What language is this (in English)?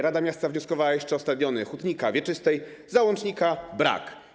Polish